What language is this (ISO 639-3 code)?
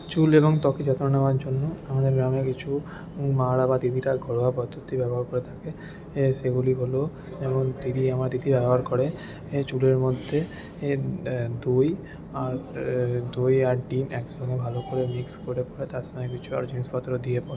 ben